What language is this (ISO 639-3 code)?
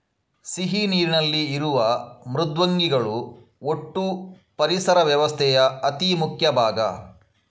kan